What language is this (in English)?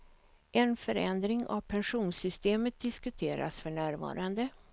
Swedish